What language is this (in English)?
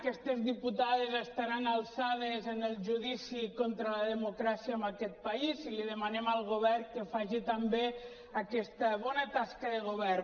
Catalan